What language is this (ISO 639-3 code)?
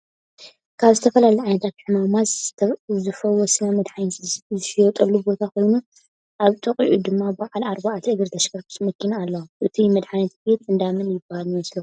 tir